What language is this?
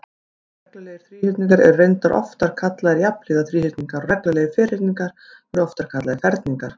Icelandic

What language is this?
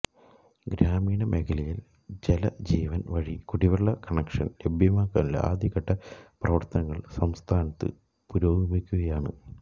Malayalam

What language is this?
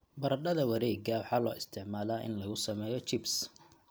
Somali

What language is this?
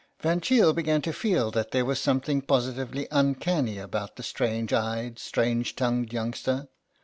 English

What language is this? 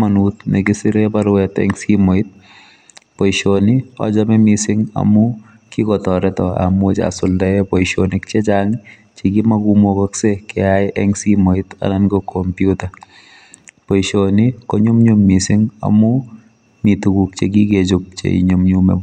Kalenjin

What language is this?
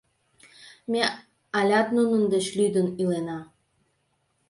Mari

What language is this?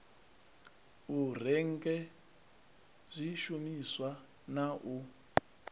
Venda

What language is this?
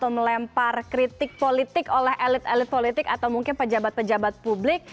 Indonesian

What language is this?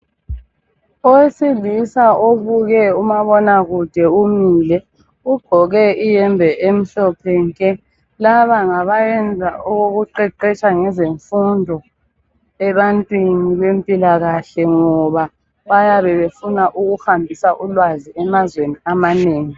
North Ndebele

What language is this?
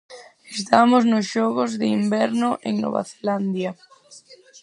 Galician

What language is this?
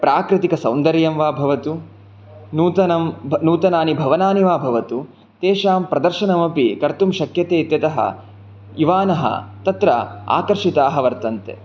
Sanskrit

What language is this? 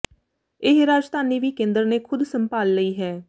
Punjabi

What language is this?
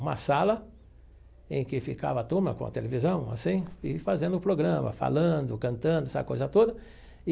Portuguese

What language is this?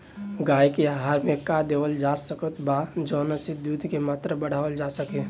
Bhojpuri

